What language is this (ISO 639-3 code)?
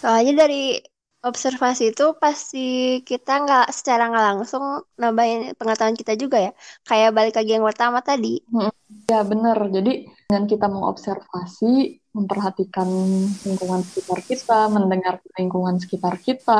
ind